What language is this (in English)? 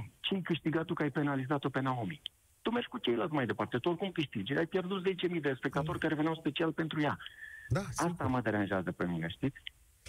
Romanian